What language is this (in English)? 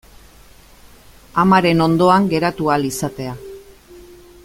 Basque